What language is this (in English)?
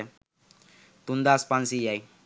Sinhala